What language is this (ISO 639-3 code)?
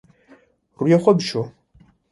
kur